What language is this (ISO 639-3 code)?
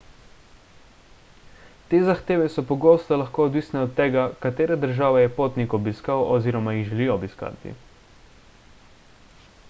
slv